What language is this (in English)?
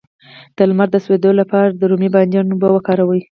Pashto